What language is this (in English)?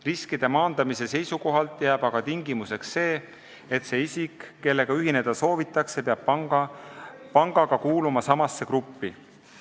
Estonian